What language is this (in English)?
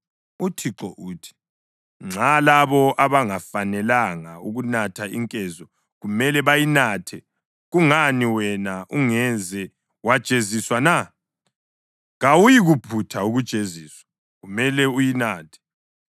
North Ndebele